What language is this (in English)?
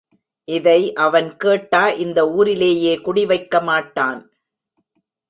Tamil